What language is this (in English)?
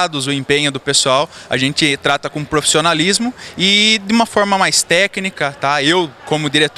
Portuguese